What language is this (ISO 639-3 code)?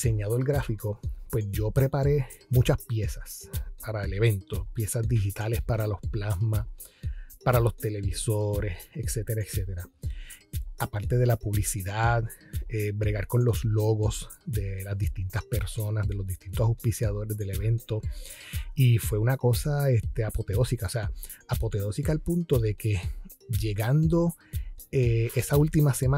spa